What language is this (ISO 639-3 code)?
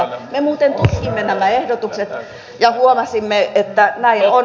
fin